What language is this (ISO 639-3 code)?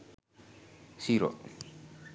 sin